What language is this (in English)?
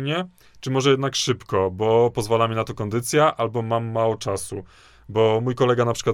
Polish